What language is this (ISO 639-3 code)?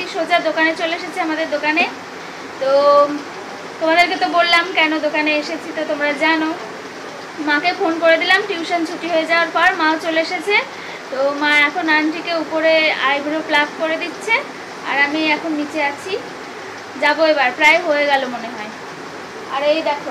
hin